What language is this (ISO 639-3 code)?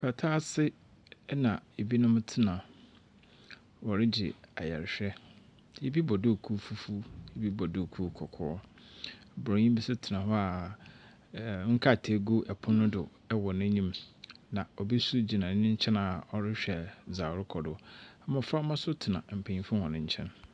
aka